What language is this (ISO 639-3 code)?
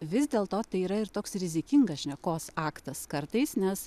lit